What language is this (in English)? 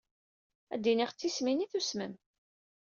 Kabyle